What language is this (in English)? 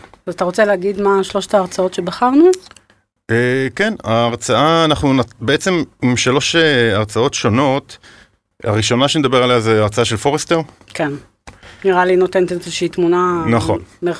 Hebrew